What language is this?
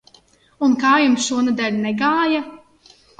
Latvian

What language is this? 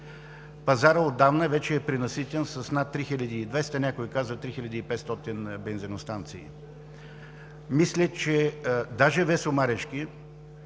Bulgarian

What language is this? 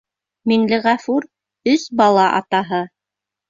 Bashkir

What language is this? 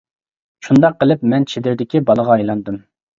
Uyghur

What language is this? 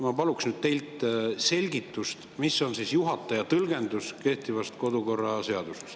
Estonian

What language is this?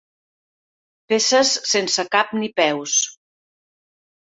Catalan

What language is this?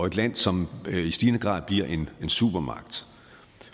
Danish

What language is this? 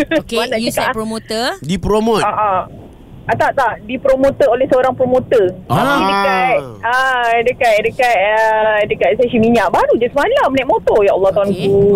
Malay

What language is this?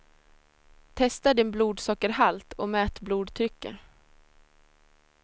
Swedish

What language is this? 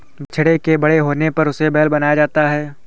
Hindi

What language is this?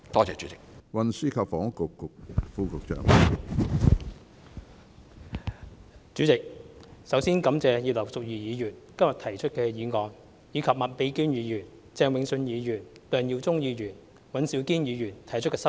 Cantonese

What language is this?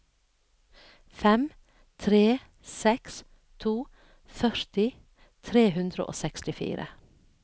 Norwegian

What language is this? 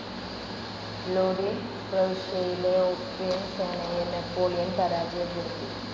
Malayalam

